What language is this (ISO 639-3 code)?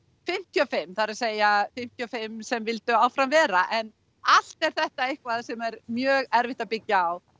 isl